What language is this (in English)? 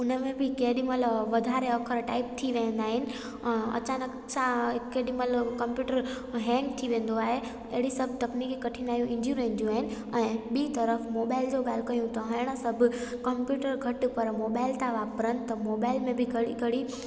Sindhi